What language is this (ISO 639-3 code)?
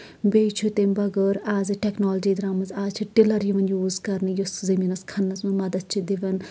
kas